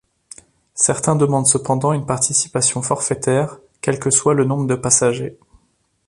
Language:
French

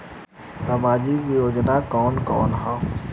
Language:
Bhojpuri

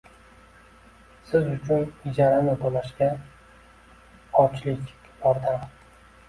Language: Uzbek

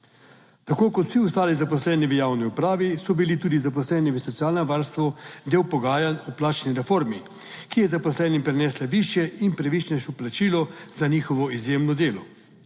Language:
Slovenian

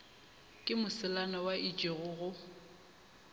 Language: Northern Sotho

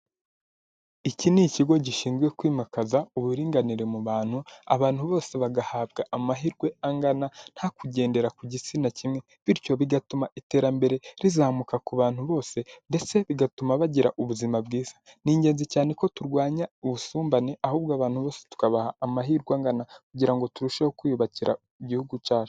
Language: Kinyarwanda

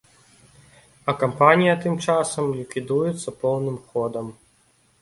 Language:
Belarusian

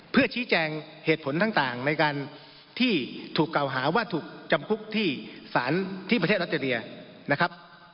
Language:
Thai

